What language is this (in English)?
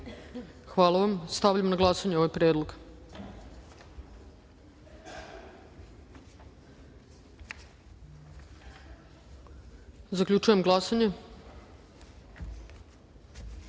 Serbian